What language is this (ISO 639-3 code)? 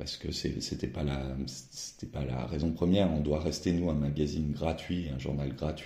fra